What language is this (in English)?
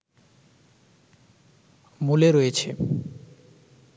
Bangla